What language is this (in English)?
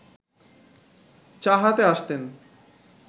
Bangla